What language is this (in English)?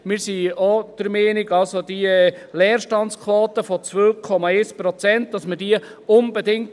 Swiss German